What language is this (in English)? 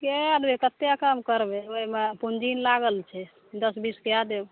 Maithili